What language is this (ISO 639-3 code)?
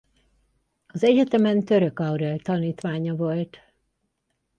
hun